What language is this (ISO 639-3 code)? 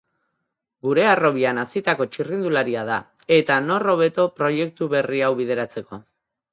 eus